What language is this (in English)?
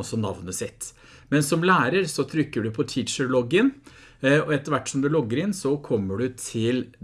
Norwegian